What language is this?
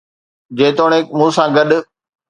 Sindhi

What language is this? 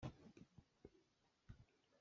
Hakha Chin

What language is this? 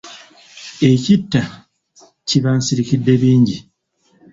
Ganda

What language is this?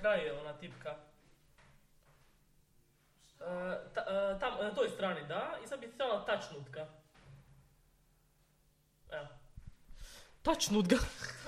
Croatian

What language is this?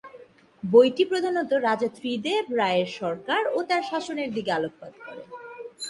Bangla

